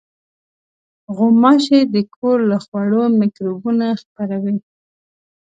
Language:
Pashto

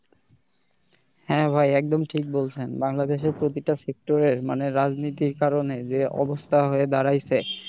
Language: Bangla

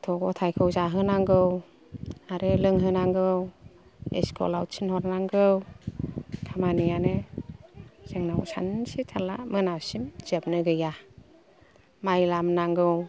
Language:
Bodo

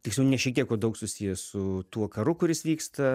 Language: Lithuanian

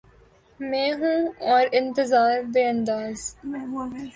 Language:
Urdu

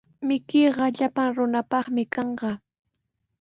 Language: Sihuas Ancash Quechua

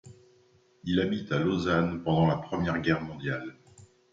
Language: French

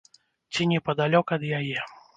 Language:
Belarusian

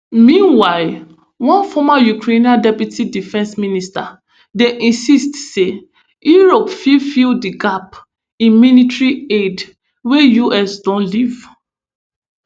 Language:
Nigerian Pidgin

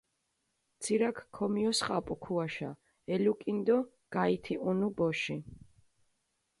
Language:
Mingrelian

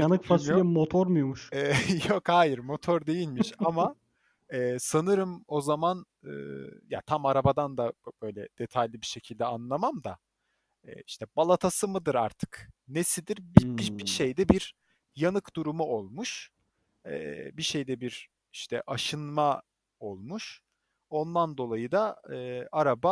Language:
Turkish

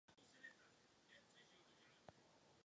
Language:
Czech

